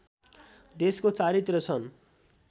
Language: Nepali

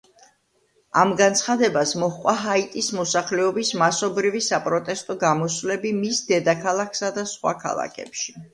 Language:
Georgian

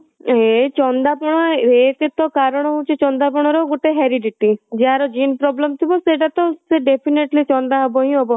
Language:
Odia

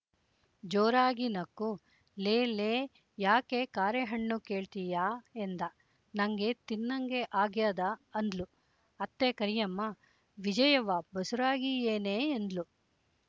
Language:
Kannada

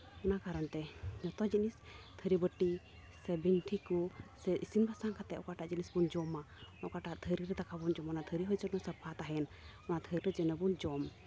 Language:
Santali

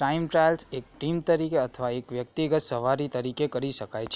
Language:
Gujarati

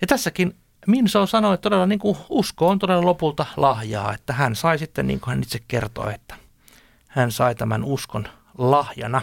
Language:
Finnish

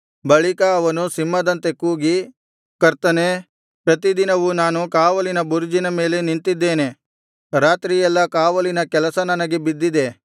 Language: Kannada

